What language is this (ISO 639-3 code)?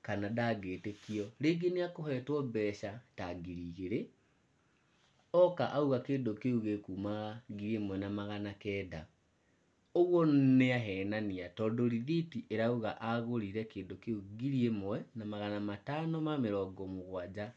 kik